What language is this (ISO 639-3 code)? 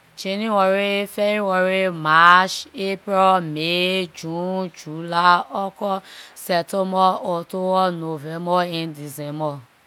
lir